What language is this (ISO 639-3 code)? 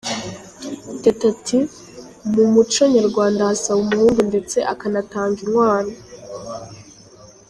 kin